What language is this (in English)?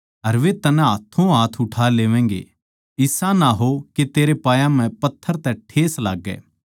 Haryanvi